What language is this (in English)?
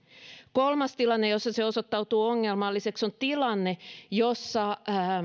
Finnish